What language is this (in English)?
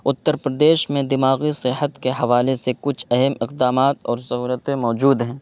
Urdu